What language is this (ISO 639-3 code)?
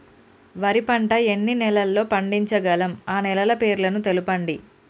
tel